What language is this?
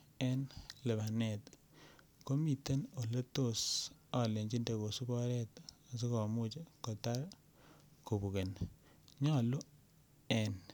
Kalenjin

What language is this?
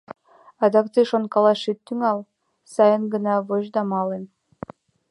Mari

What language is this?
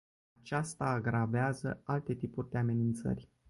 Romanian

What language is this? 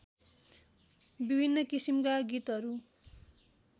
Nepali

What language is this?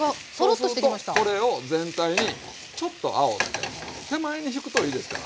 Japanese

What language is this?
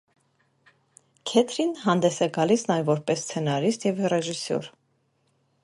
Armenian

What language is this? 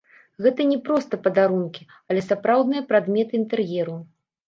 Belarusian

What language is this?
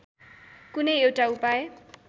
Nepali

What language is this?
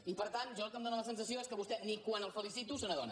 Catalan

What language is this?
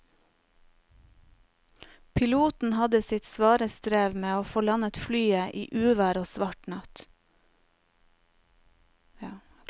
Norwegian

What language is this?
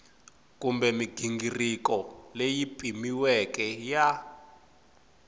Tsonga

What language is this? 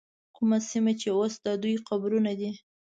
Pashto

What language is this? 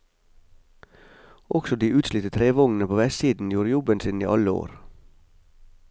Norwegian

